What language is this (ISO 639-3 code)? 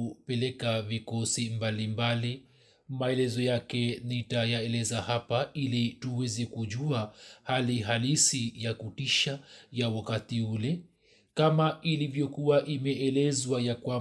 swa